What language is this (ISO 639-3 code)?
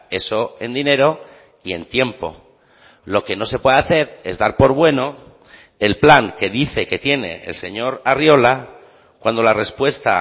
spa